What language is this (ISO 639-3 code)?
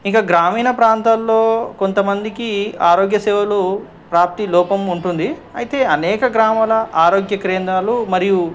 tel